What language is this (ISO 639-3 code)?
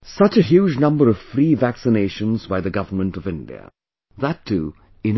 eng